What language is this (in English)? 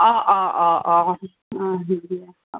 Assamese